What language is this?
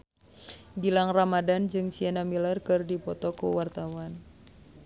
Sundanese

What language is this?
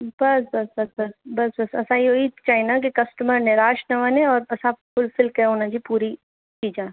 Sindhi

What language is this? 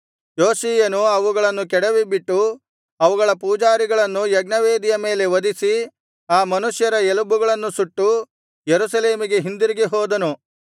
Kannada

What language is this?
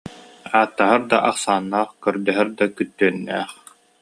Yakut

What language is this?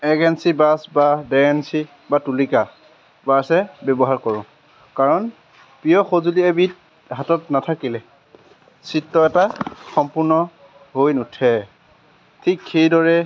Assamese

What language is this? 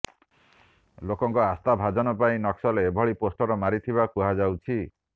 Odia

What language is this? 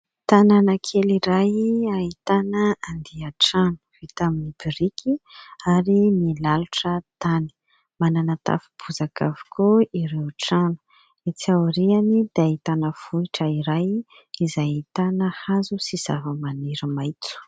Malagasy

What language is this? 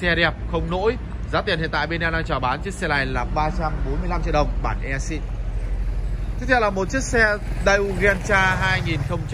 Vietnamese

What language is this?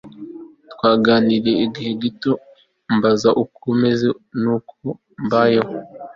Kinyarwanda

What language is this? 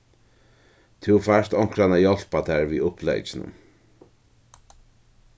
Faroese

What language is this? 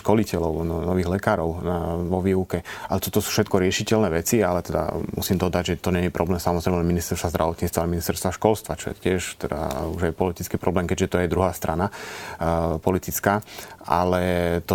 Slovak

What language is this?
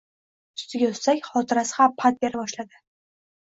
Uzbek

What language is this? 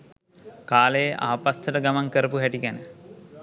Sinhala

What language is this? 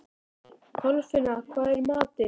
Icelandic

